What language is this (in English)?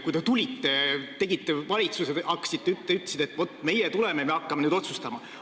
Estonian